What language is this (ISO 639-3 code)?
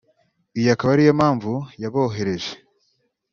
kin